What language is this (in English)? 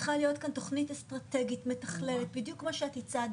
Hebrew